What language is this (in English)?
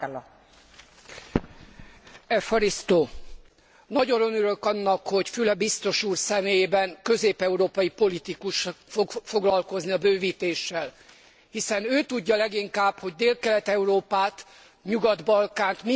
Hungarian